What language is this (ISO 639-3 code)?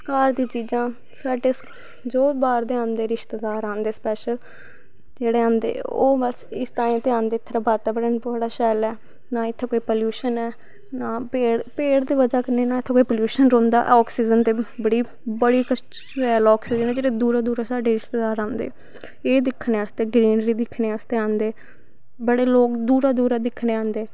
doi